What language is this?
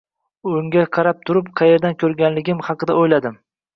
Uzbek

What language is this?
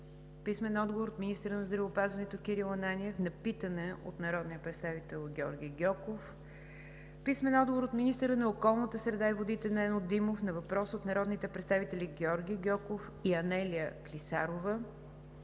Bulgarian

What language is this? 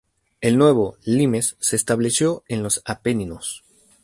Spanish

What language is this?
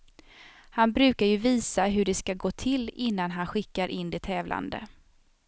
Swedish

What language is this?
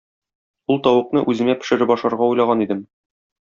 Tatar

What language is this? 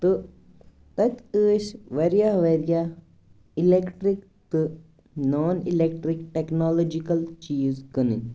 Kashmiri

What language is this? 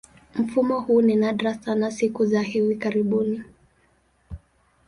Swahili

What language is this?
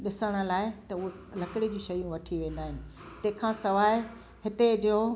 Sindhi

